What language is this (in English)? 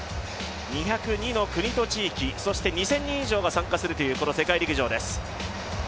Japanese